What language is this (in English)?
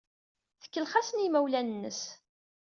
Kabyle